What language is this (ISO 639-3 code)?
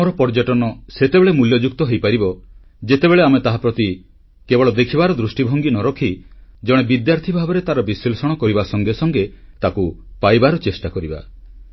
ori